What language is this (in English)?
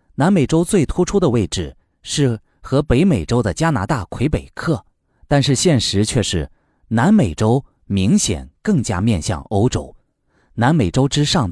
Chinese